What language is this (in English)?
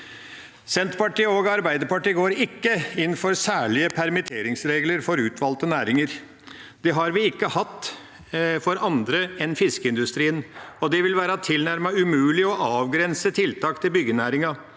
Norwegian